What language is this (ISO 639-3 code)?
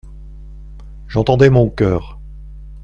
fra